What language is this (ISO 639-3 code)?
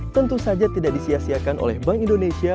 ind